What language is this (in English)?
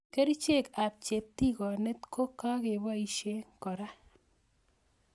Kalenjin